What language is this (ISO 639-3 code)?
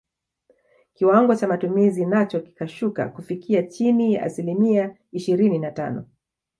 swa